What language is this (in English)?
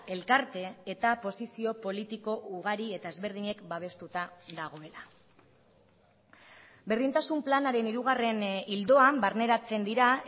Basque